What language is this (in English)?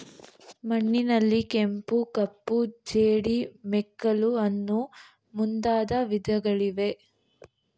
Kannada